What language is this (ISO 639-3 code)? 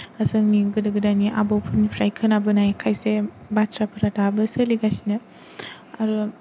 brx